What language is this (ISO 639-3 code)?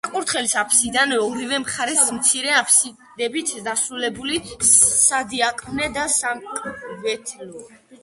kat